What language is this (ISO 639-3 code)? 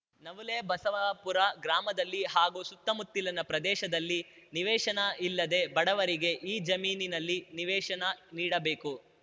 kan